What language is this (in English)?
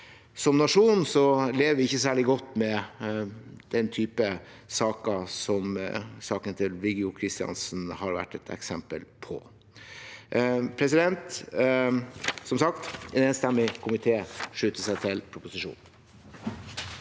Norwegian